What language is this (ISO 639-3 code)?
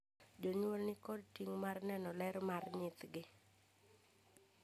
luo